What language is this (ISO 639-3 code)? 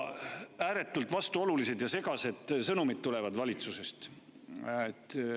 est